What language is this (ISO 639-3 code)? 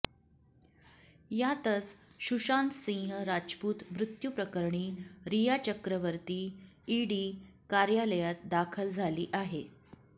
mar